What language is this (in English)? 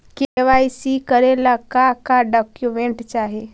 Magahi